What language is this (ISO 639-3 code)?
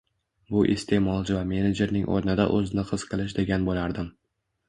uzb